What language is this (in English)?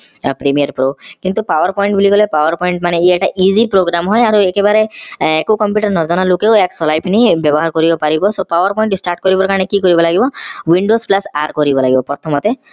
Assamese